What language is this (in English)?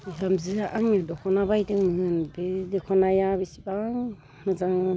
Bodo